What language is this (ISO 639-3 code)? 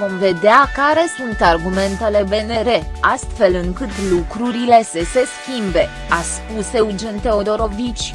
ron